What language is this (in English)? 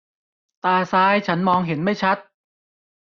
Thai